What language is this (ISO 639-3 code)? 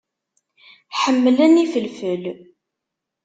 kab